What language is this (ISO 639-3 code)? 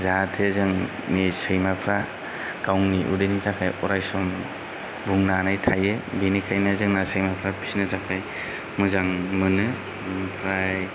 brx